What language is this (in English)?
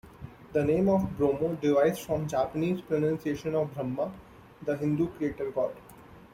English